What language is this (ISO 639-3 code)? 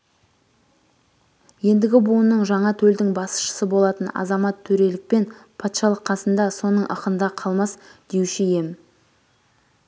kaz